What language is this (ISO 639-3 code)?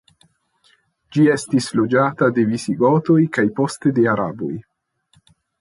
epo